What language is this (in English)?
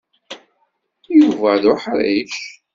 Kabyle